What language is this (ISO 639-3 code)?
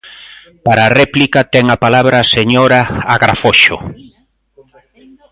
glg